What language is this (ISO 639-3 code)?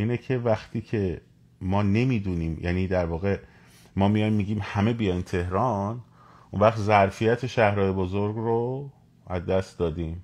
fas